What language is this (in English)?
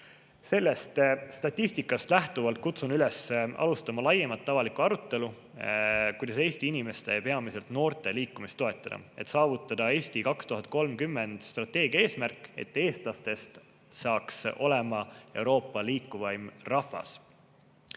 Estonian